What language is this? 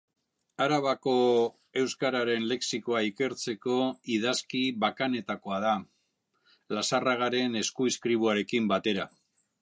Basque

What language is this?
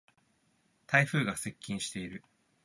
Japanese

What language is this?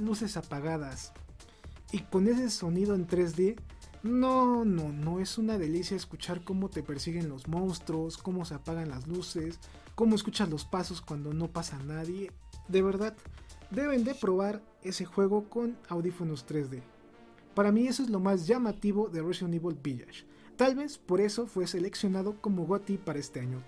Spanish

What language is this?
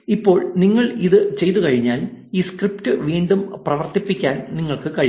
Malayalam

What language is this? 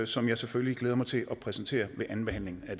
Danish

